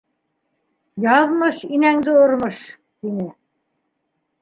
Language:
Bashkir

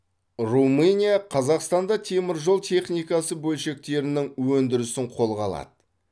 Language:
Kazakh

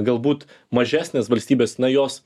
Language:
Lithuanian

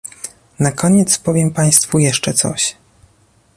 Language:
Polish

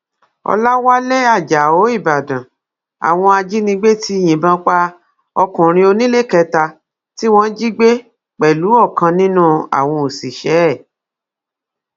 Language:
Yoruba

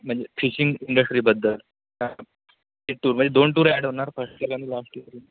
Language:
Marathi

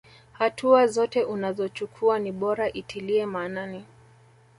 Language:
Swahili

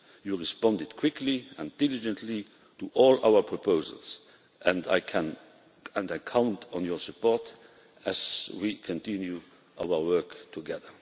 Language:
English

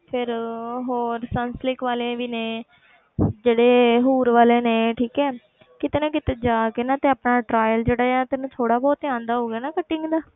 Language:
Punjabi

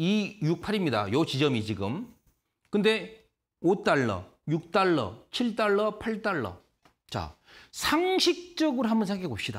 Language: Korean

